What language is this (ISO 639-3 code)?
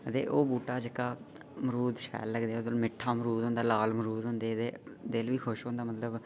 doi